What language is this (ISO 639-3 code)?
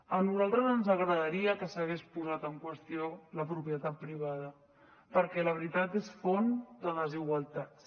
cat